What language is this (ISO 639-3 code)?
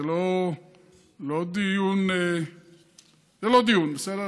heb